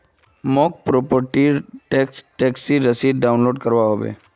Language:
Magahi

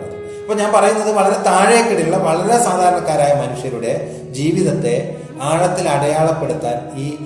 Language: Malayalam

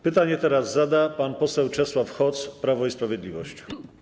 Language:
Polish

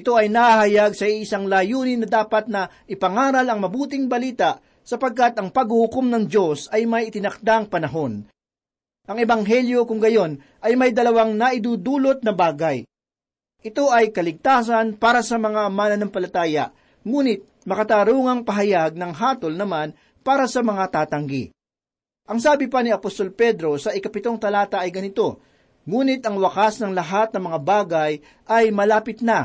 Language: Filipino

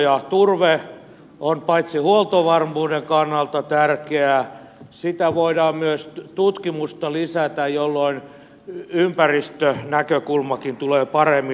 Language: Finnish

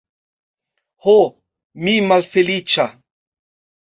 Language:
Esperanto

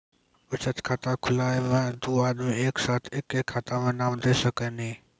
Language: Maithili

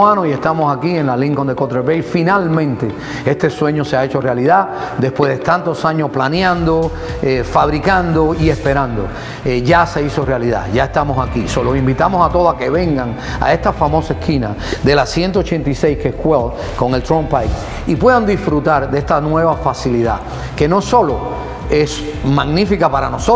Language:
Spanish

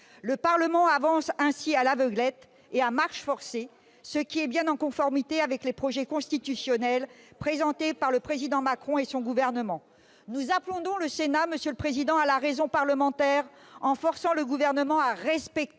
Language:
French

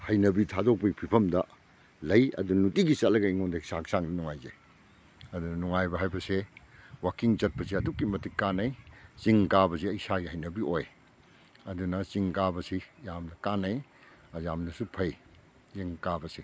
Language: Manipuri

